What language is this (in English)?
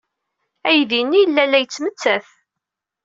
Kabyle